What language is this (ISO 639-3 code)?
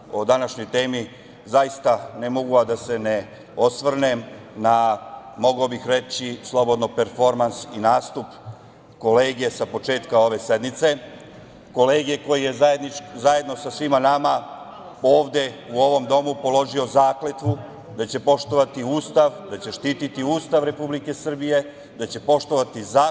srp